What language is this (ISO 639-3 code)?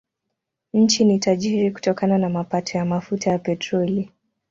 swa